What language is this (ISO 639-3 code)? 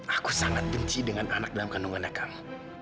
ind